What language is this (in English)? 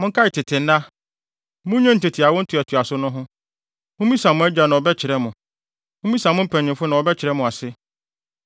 Akan